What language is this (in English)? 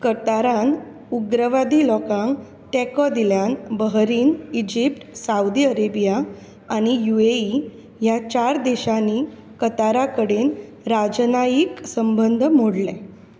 Konkani